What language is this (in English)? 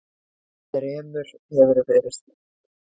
Icelandic